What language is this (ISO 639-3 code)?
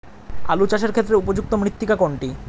ben